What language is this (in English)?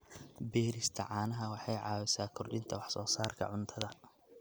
Somali